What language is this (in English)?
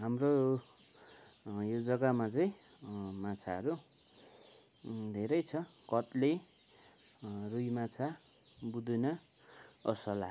Nepali